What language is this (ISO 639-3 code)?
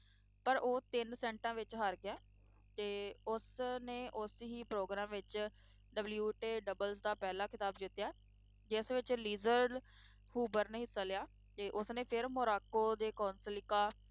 pan